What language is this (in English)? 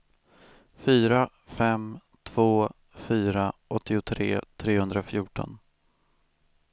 Swedish